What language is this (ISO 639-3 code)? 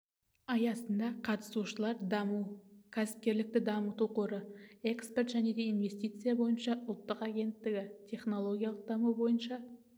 kaz